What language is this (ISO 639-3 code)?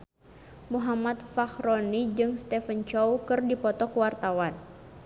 sun